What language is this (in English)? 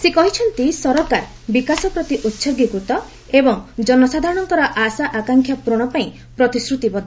Odia